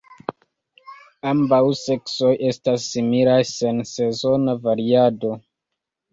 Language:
Esperanto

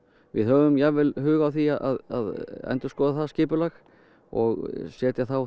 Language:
Icelandic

